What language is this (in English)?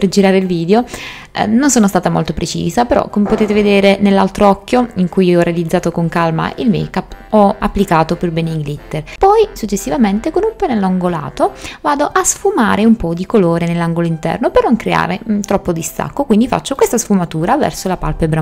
Italian